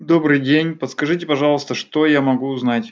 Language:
Russian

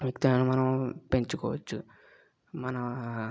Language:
Telugu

